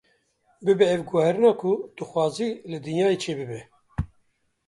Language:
Kurdish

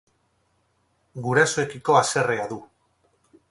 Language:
Basque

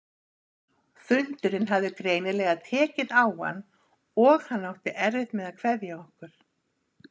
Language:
Icelandic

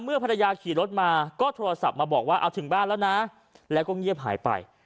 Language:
Thai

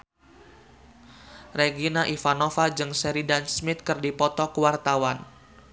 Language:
Sundanese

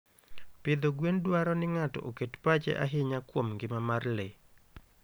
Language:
Luo (Kenya and Tanzania)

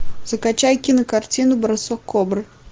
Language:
Russian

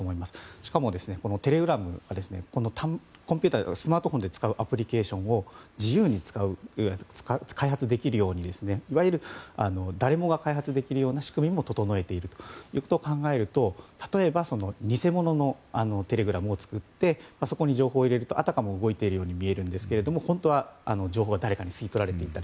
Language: Japanese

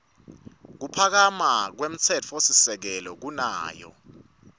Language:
Swati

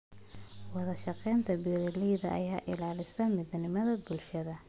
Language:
Somali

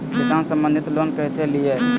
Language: Magahi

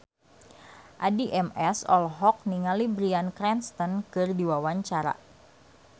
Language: Sundanese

